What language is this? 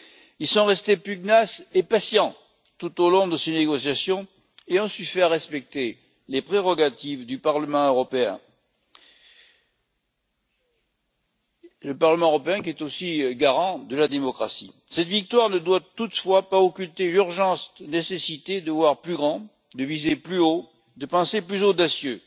French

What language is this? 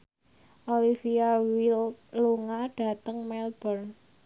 Javanese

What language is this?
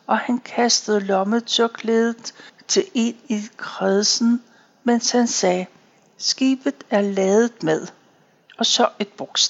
Danish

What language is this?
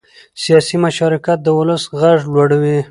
Pashto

